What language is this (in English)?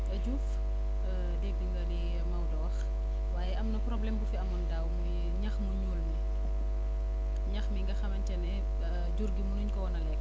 Wolof